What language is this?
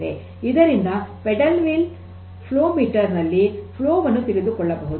Kannada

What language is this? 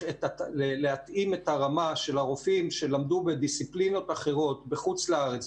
Hebrew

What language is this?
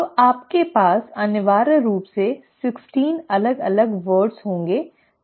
Hindi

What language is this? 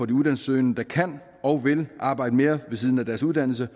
Danish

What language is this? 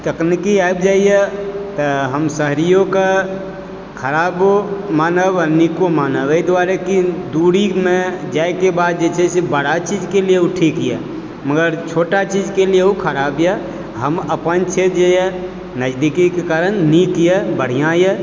Maithili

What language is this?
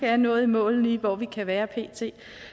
Danish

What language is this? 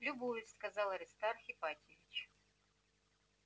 Russian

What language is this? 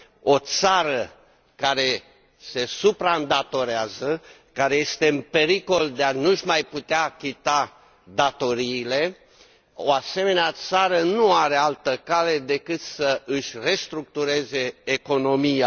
Romanian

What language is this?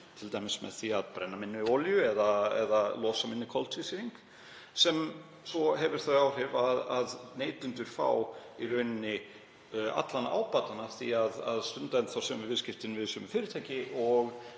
Icelandic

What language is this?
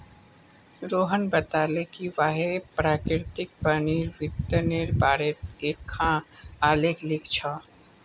Magahi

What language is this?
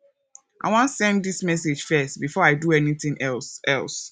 Nigerian Pidgin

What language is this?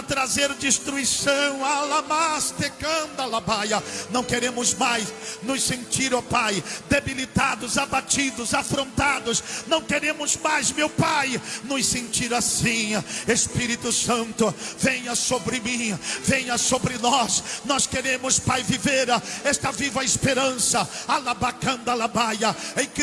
Portuguese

